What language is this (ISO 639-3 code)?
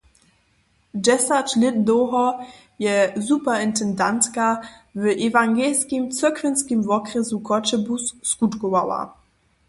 hsb